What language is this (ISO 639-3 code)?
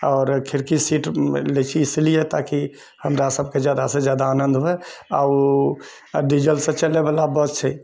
mai